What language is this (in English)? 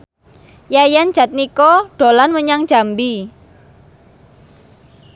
Javanese